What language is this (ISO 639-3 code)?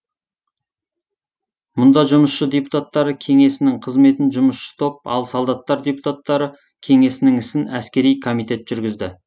kaz